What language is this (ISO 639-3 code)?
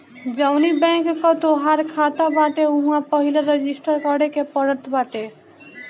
bho